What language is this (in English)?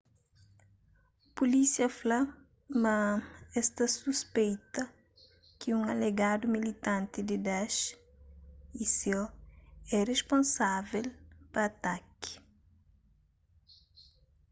Kabuverdianu